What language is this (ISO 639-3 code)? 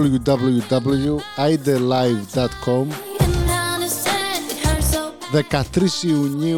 ell